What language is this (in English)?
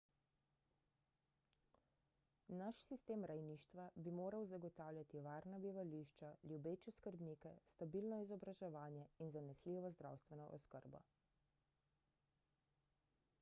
Slovenian